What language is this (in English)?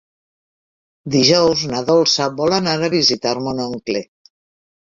Catalan